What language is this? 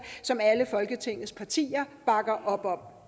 Danish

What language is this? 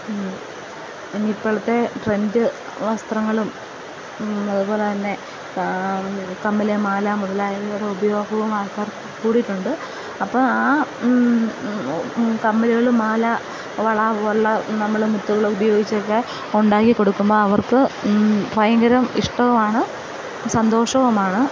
Malayalam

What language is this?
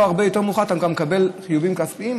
Hebrew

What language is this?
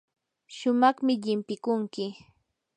Yanahuanca Pasco Quechua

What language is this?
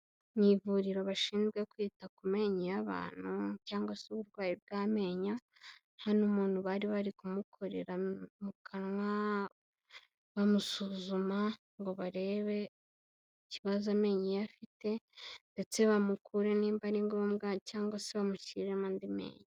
Kinyarwanda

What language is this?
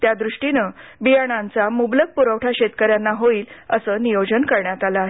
Marathi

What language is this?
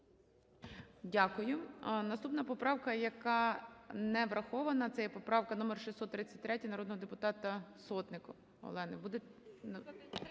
Ukrainian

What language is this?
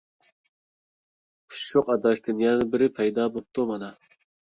Uyghur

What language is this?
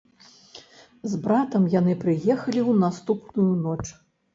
Belarusian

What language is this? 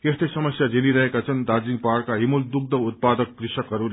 Nepali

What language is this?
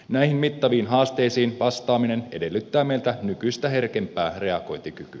Finnish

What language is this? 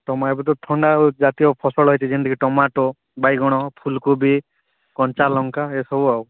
Odia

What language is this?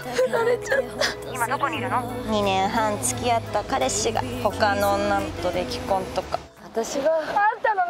Japanese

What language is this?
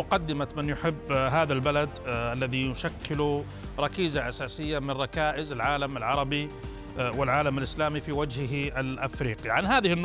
Arabic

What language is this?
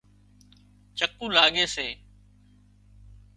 Wadiyara Koli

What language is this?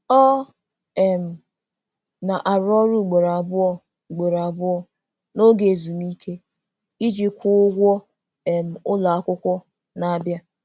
Igbo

